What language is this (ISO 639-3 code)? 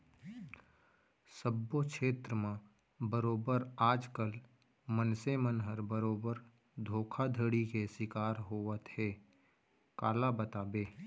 hne